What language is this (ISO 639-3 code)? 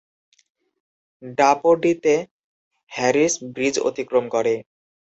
ben